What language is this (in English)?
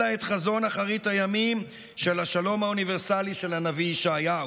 Hebrew